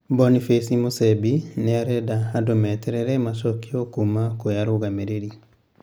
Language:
Kikuyu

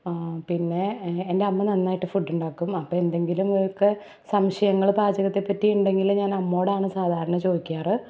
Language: Malayalam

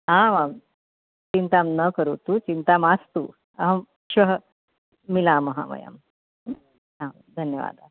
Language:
Sanskrit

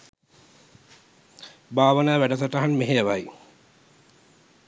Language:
Sinhala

